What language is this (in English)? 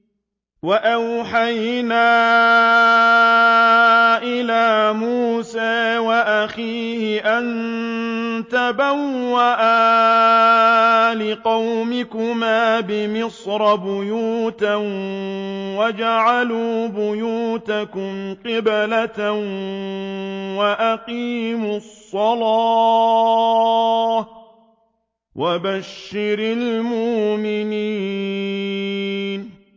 Arabic